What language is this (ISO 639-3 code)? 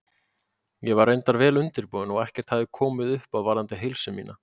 isl